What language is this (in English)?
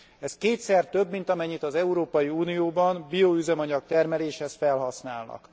Hungarian